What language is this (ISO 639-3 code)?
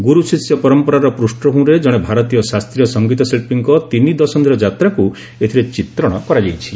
ori